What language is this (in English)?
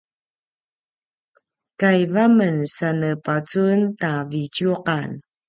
Paiwan